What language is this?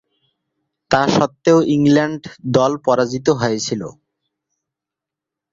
Bangla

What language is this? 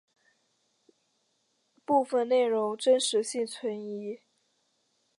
Chinese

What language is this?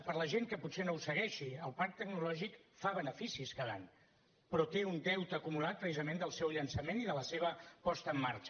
Catalan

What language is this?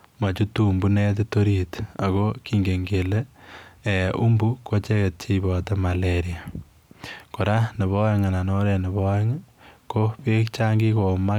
Kalenjin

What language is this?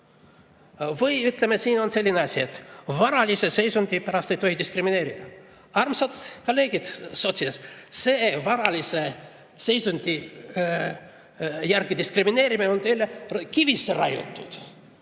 Estonian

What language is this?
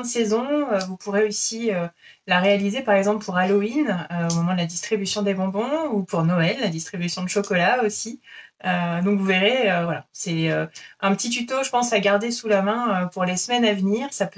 French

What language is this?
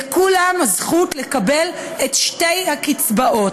Hebrew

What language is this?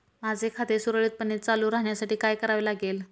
Marathi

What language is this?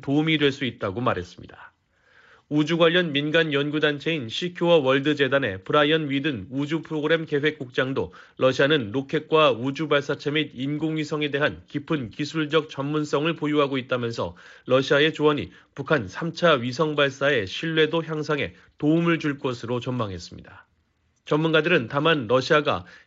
Korean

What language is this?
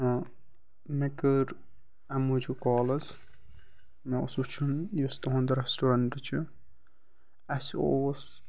Kashmiri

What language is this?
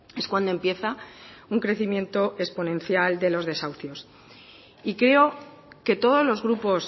Spanish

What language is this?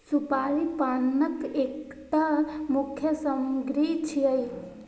Maithili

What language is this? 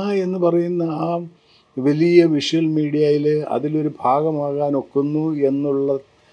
Malayalam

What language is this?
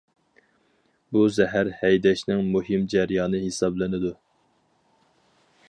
Uyghur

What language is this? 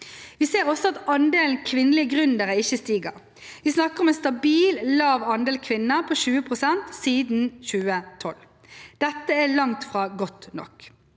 Norwegian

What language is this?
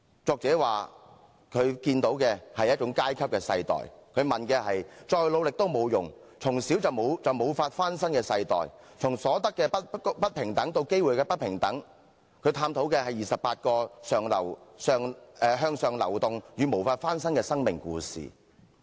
Cantonese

